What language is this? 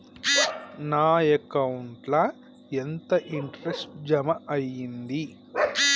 Telugu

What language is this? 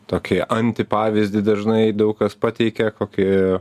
Lithuanian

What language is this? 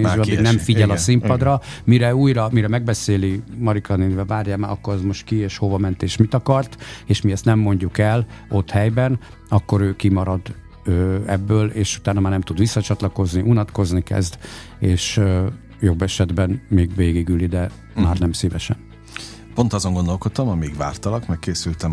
Hungarian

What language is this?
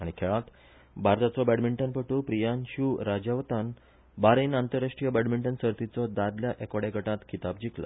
Konkani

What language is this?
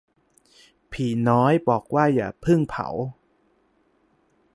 Thai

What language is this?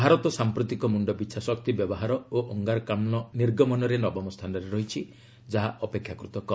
Odia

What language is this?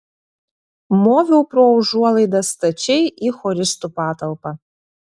Lithuanian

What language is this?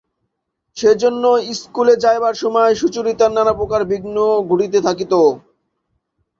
Bangla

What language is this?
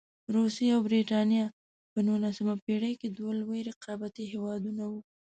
Pashto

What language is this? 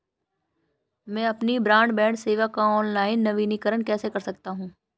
Hindi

